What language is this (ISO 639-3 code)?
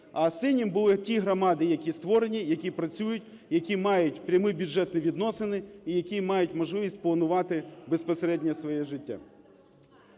ukr